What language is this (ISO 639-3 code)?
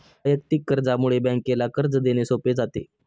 mar